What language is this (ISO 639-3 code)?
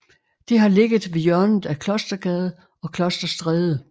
dan